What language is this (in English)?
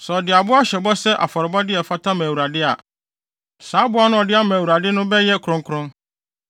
Akan